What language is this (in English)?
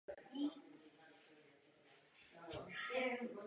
Czech